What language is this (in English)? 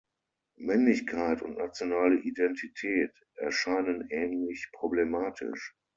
German